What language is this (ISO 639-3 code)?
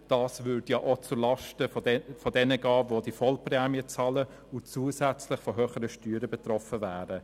gsw